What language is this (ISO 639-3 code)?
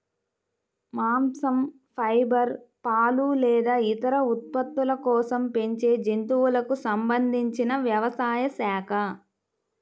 tel